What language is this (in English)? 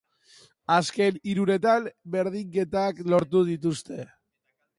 Basque